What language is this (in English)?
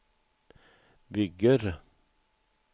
Swedish